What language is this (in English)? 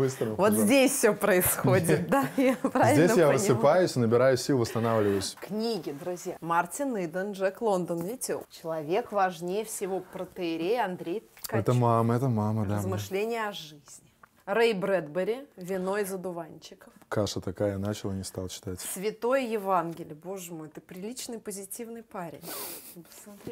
Russian